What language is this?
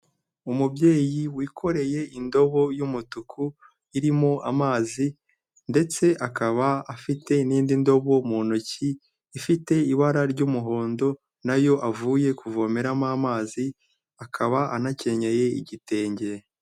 Kinyarwanda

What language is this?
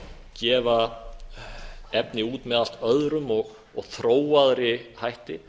Icelandic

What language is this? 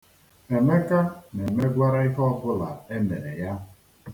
Igbo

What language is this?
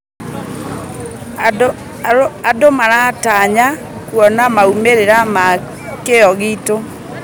Kikuyu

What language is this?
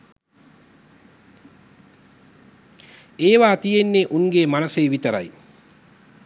Sinhala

